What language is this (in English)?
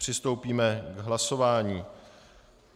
Czech